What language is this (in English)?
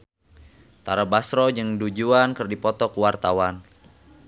Sundanese